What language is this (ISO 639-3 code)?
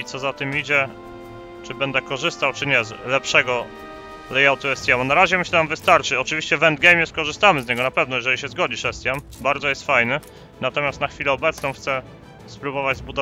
pol